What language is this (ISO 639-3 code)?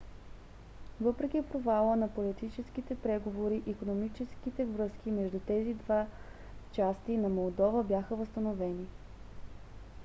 bul